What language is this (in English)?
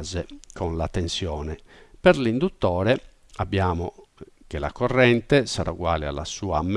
Italian